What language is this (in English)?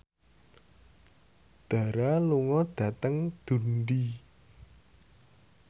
Javanese